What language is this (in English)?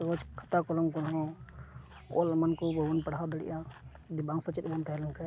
Santali